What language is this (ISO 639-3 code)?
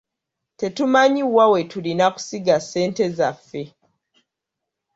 lug